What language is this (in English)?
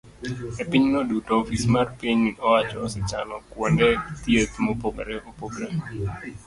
Luo (Kenya and Tanzania)